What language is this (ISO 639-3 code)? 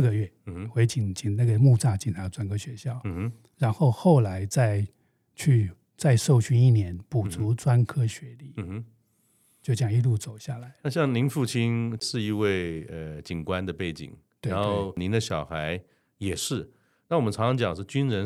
zho